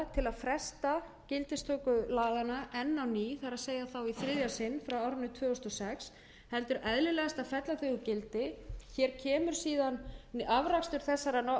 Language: Icelandic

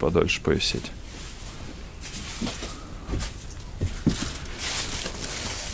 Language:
Russian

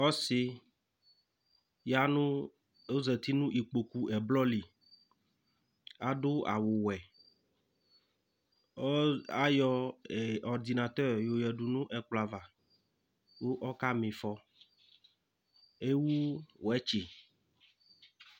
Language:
Ikposo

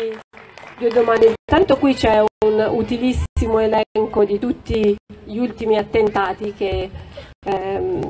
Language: Italian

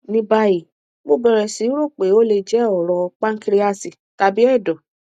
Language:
Yoruba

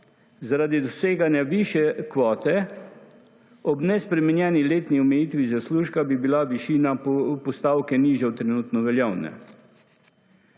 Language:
Slovenian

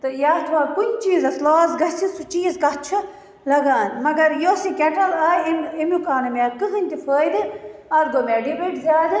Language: Kashmiri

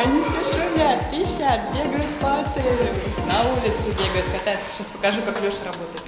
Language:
Russian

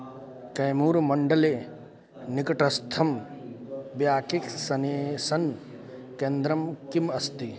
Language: Sanskrit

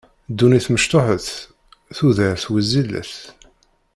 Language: Kabyle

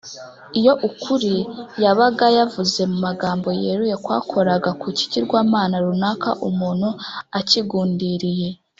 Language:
Kinyarwanda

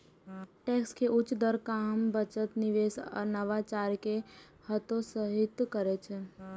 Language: Maithili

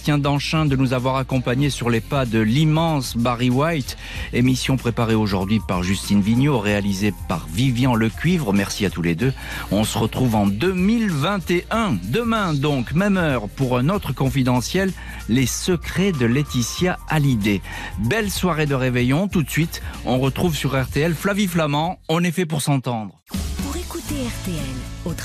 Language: French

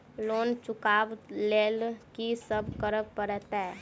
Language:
Maithili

